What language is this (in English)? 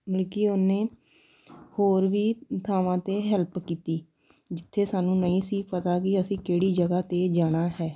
Punjabi